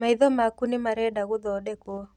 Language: Kikuyu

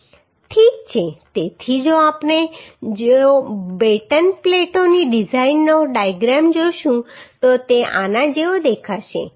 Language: Gujarati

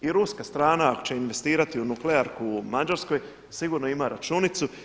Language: Croatian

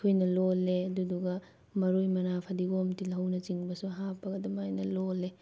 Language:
Manipuri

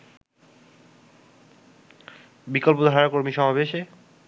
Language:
Bangla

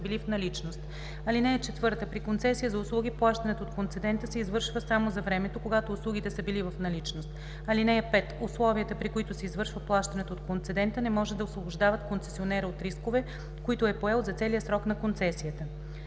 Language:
Bulgarian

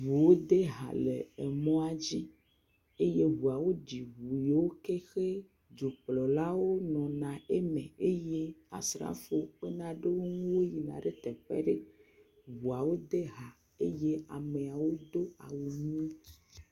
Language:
Ewe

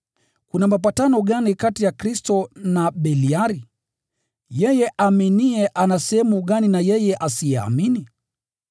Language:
Swahili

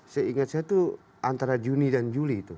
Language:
Indonesian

